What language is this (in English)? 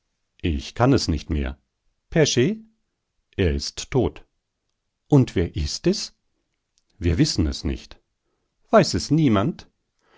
German